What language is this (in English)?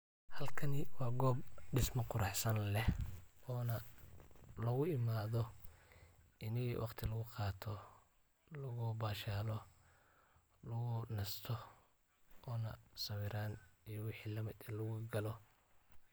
Somali